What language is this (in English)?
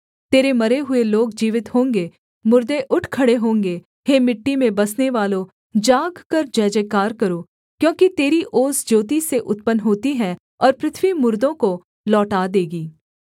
Hindi